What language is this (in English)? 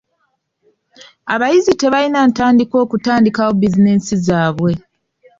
Ganda